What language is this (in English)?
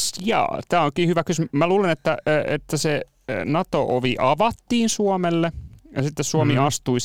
Finnish